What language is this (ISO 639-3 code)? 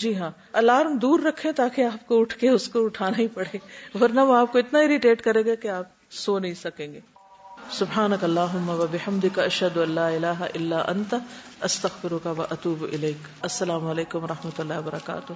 urd